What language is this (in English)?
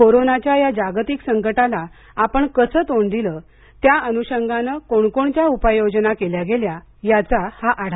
Marathi